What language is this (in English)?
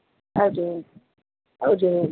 Gujarati